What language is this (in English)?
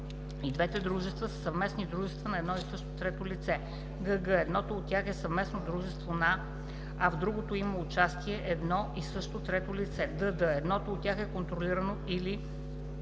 Bulgarian